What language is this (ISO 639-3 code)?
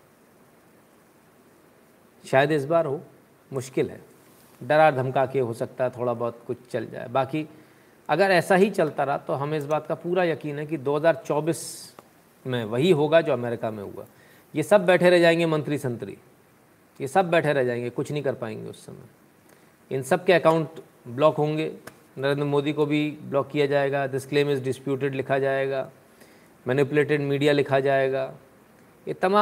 hin